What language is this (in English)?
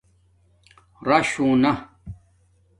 Domaaki